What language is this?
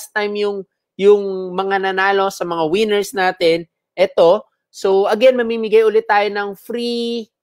Filipino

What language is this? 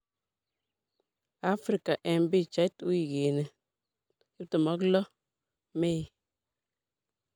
Kalenjin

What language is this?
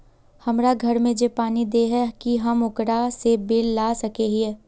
Magahi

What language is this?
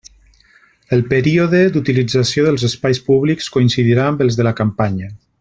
Catalan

